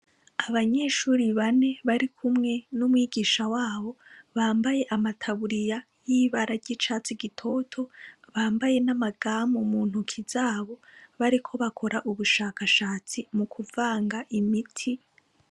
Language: Rundi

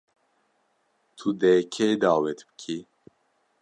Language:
Kurdish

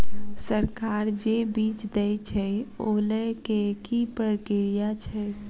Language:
Maithili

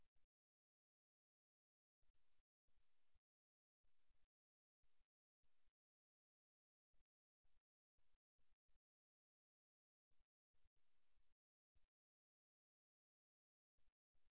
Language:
Tamil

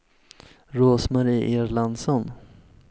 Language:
Swedish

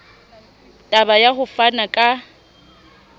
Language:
Southern Sotho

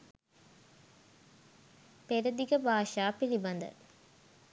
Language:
Sinhala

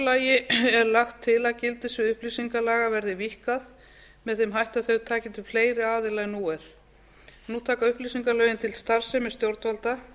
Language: Icelandic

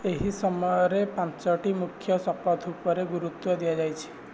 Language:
Odia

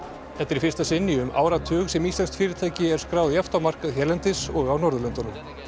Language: Icelandic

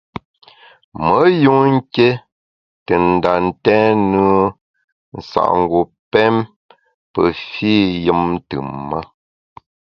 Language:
Bamun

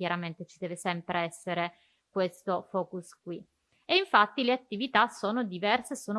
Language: Italian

